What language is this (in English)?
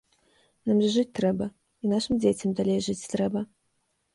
Belarusian